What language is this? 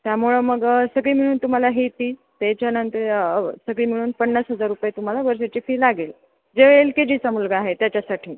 Marathi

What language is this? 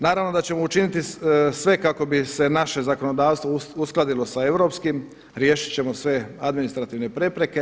Croatian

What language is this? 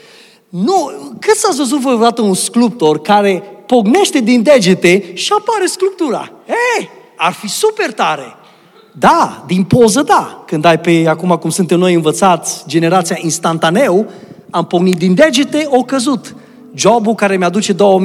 Romanian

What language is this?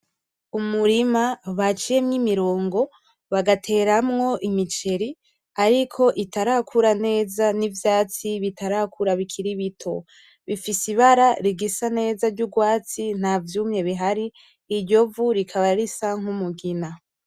Rundi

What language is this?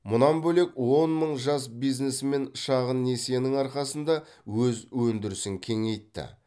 Kazakh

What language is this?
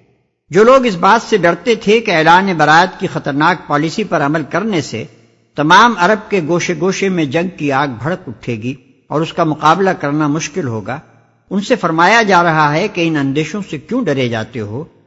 Urdu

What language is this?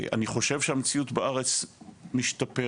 Hebrew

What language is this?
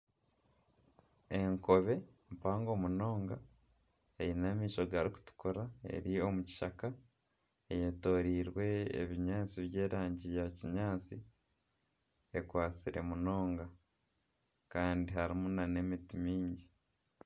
Nyankole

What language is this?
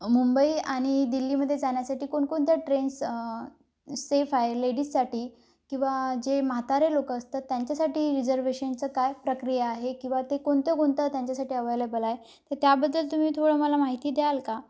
Marathi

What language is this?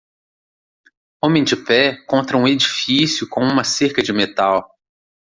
Portuguese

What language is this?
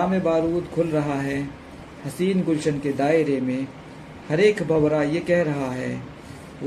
Hindi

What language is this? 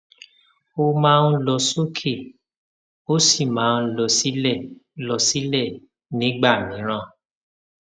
Yoruba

